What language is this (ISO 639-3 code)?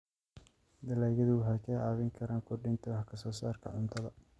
som